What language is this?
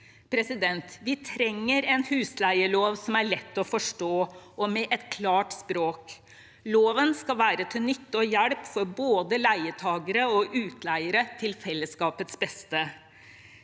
Norwegian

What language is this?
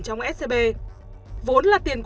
Vietnamese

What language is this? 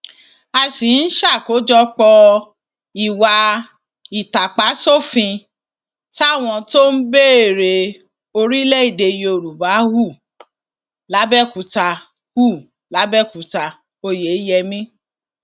Yoruba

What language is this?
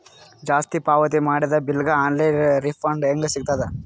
Kannada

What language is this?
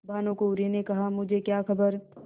Hindi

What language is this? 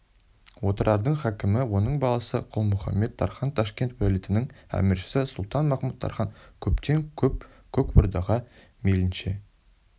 Kazakh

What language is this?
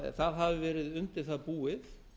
Icelandic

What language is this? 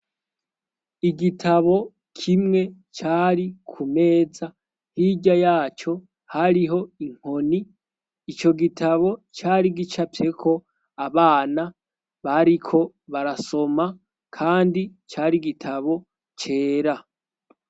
Rundi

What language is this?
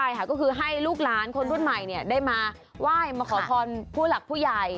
Thai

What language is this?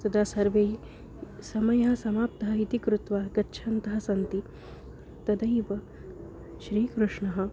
Sanskrit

